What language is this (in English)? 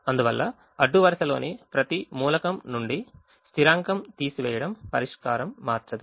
Telugu